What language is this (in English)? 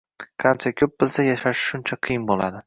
Uzbek